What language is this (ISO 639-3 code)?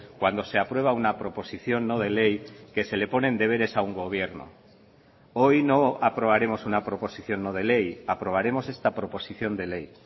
spa